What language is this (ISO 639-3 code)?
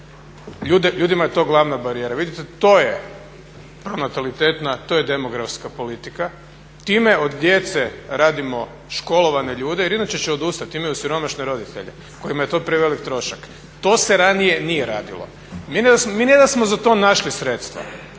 hrv